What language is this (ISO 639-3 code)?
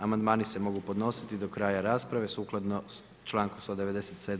hrv